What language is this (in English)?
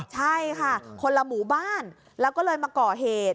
Thai